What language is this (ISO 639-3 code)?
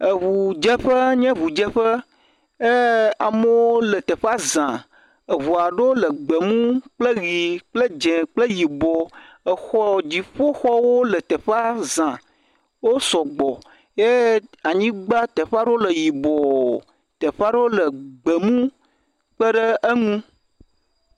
ewe